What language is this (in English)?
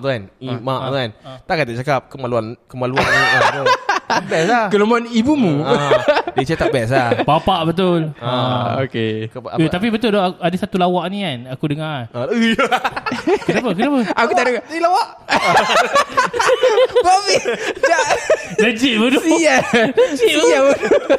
Malay